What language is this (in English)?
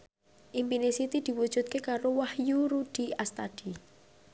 Javanese